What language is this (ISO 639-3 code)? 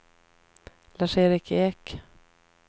swe